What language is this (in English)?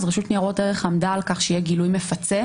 Hebrew